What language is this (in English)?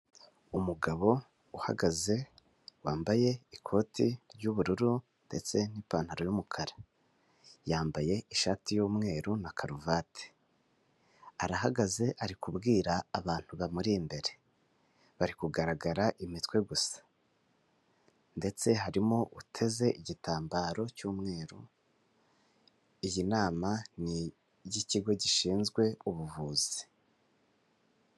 Kinyarwanda